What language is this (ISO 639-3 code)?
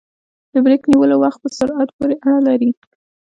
pus